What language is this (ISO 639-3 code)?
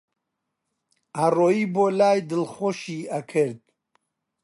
ckb